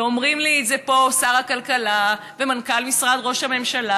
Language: Hebrew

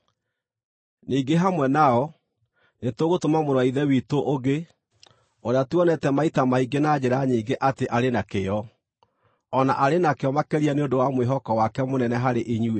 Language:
Kikuyu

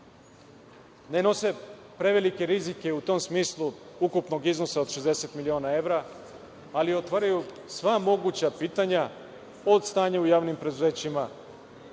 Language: Serbian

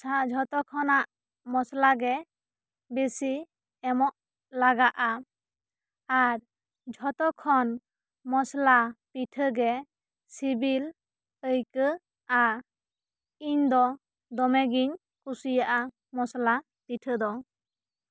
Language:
Santali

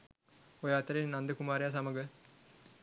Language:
Sinhala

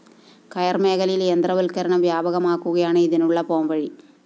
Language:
Malayalam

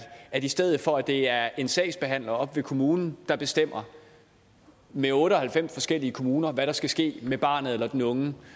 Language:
Danish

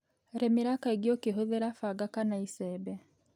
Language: Kikuyu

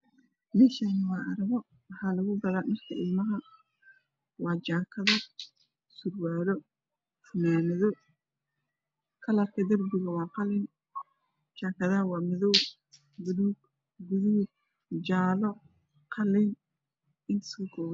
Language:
Somali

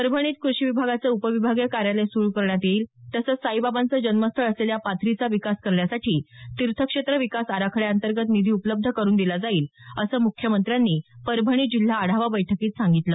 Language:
Marathi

